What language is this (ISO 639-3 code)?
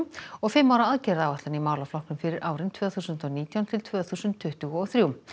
isl